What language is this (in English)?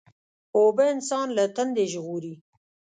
Pashto